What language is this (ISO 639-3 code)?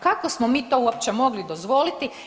hrv